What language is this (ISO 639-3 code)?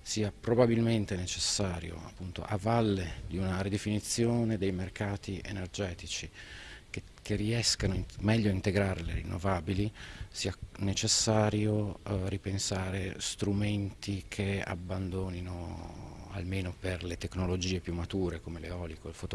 ita